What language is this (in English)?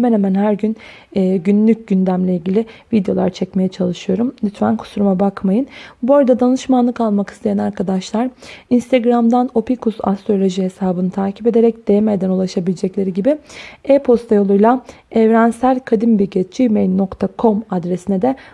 Turkish